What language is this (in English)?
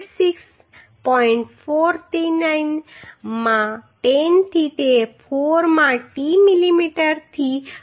Gujarati